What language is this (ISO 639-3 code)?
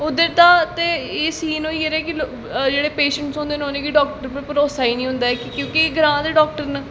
doi